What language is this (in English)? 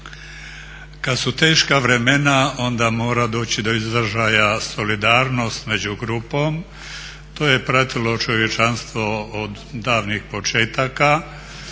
Croatian